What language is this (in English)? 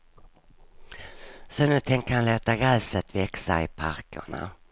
Swedish